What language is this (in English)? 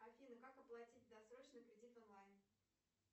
Russian